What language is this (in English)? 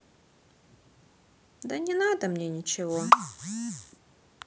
Russian